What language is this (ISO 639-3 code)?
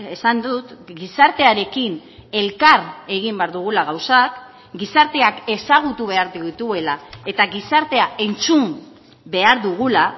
eus